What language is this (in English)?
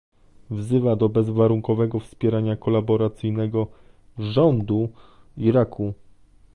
Polish